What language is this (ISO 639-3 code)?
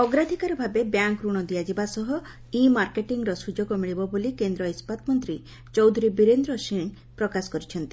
ori